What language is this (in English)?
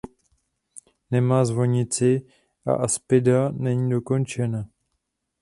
Czech